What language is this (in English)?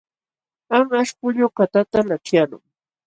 Jauja Wanca Quechua